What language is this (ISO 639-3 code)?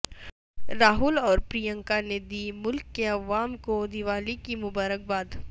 urd